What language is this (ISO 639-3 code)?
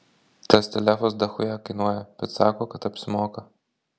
lit